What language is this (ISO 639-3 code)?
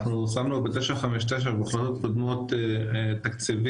heb